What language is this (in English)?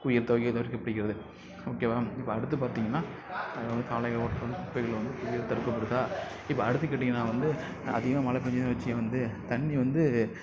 Tamil